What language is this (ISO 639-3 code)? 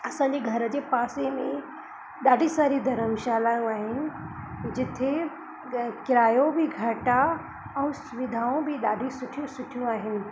snd